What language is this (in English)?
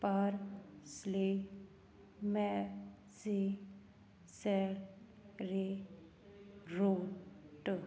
Punjabi